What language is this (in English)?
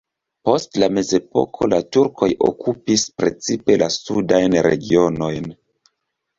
Esperanto